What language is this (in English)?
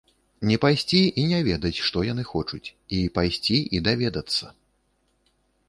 Belarusian